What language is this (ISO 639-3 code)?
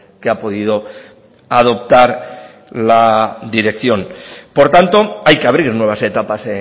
spa